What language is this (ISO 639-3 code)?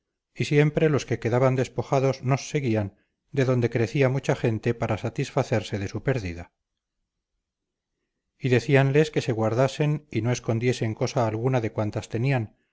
spa